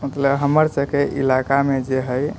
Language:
Maithili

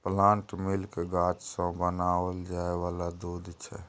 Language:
Maithili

